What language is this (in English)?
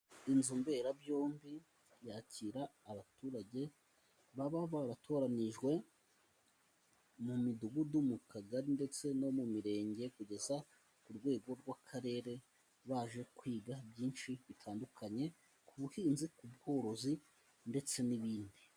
Kinyarwanda